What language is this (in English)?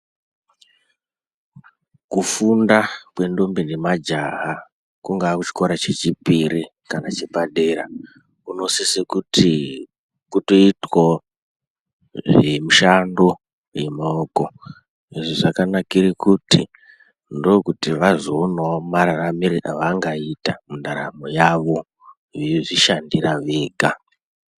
Ndau